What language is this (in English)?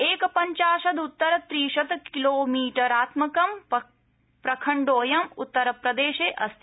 Sanskrit